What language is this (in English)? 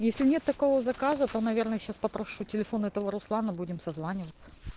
Russian